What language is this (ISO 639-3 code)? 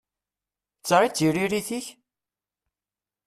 kab